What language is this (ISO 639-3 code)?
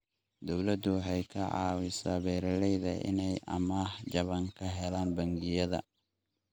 som